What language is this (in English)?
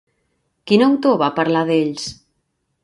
Catalan